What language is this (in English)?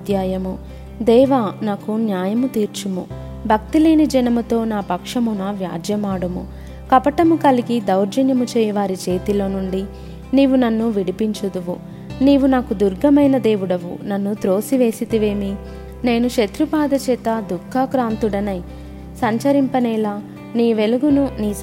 Telugu